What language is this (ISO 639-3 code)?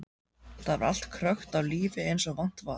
isl